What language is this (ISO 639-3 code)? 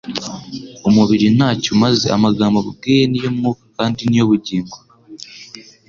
kin